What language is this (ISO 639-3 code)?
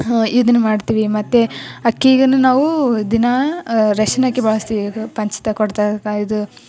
kan